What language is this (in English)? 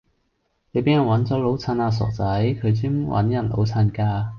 Cantonese